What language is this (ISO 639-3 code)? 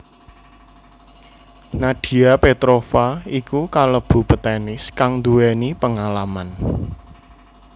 jav